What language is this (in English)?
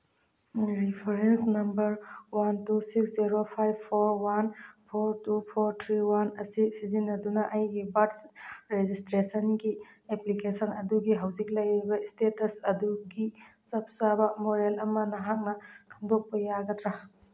Manipuri